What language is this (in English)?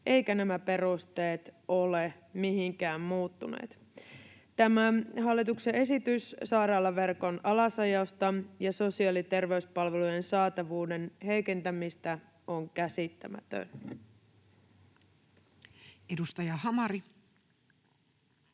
Finnish